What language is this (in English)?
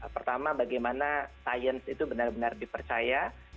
Indonesian